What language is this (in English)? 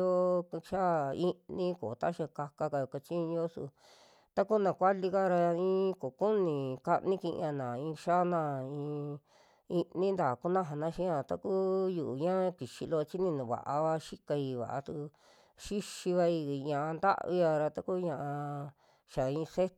Western Juxtlahuaca Mixtec